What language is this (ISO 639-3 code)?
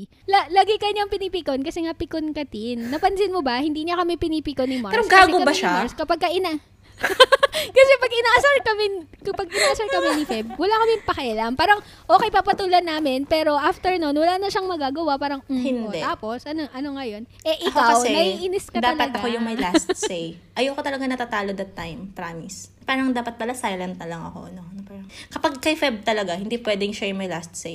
fil